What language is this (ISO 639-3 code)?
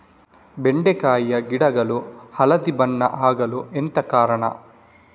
kan